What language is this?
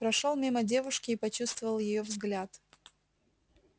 Russian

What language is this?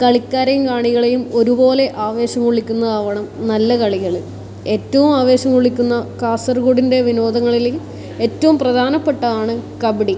Malayalam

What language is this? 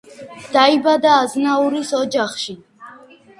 Georgian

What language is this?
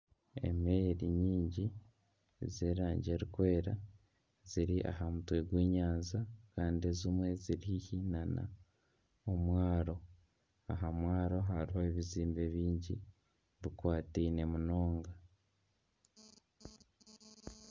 Nyankole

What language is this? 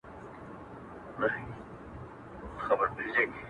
Pashto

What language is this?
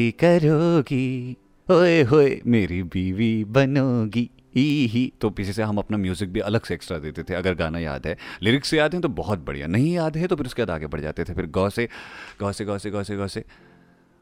Hindi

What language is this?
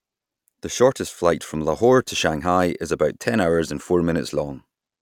English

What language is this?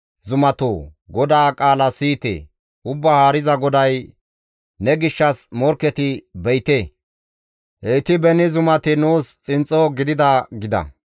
Gamo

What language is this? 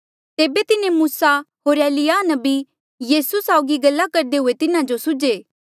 Mandeali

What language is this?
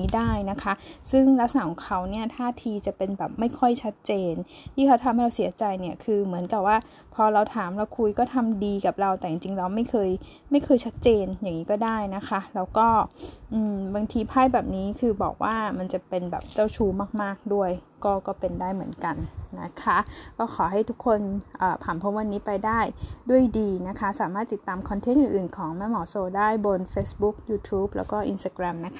Thai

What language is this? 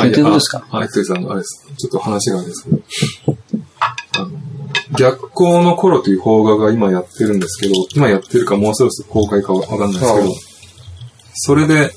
Japanese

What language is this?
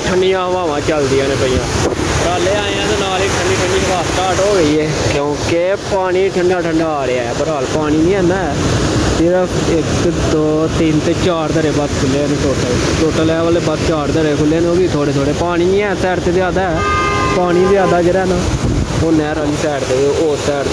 Punjabi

